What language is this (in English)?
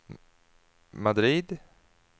Swedish